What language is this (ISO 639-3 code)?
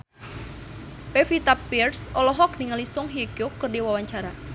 sun